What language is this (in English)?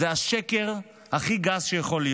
Hebrew